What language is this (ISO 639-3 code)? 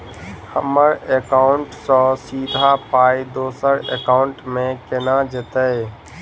mai